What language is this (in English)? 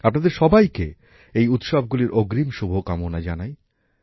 Bangla